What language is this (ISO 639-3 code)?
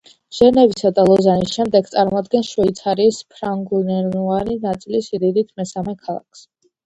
kat